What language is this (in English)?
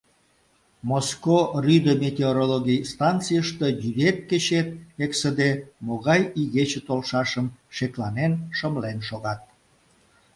Mari